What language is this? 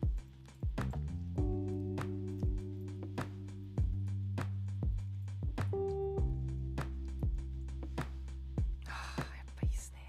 Japanese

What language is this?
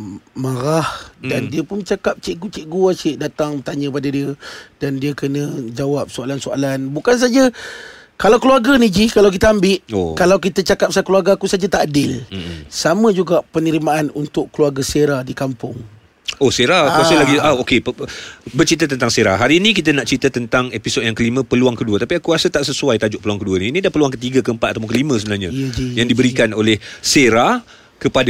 Malay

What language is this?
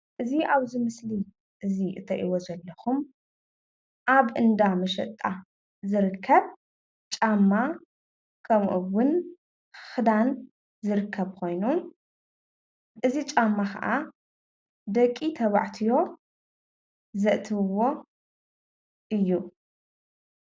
Tigrinya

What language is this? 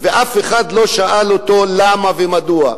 Hebrew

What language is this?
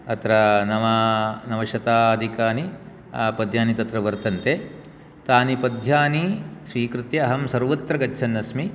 Sanskrit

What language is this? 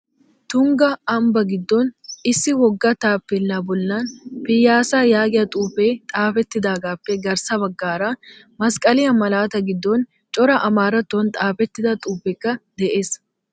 Wolaytta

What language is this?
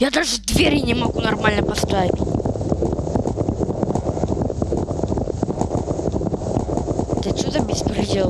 Russian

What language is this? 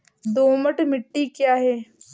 Hindi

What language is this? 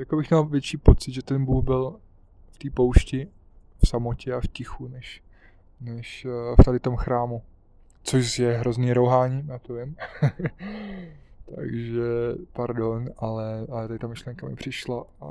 Czech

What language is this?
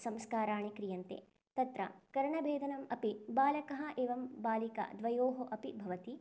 Sanskrit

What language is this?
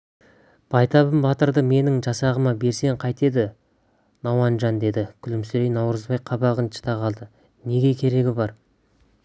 Kazakh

